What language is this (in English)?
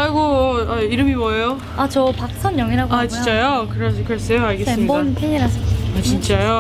Korean